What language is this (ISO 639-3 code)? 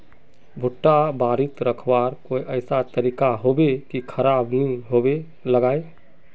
mag